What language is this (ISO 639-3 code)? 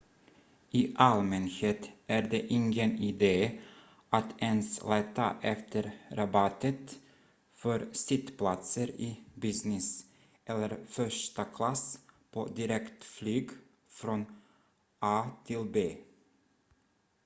swe